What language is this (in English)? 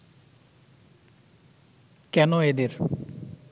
Bangla